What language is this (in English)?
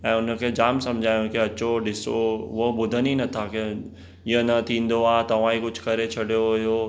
Sindhi